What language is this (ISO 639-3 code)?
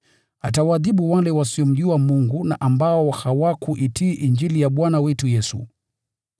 swa